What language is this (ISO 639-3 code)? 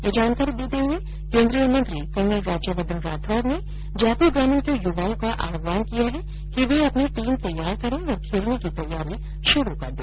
hin